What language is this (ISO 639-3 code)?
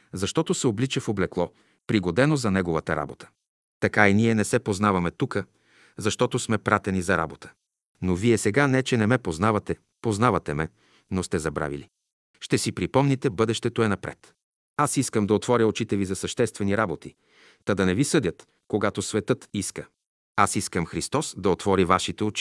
bul